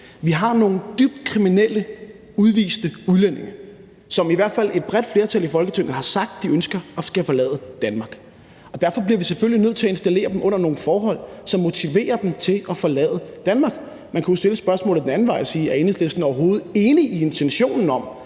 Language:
Danish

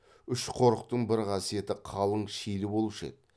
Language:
Kazakh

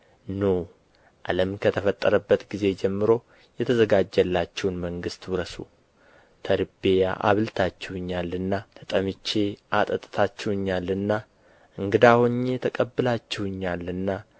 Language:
Amharic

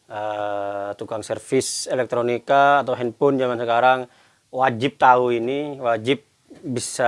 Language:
Indonesian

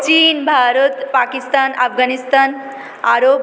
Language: Bangla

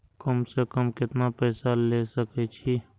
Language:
Maithili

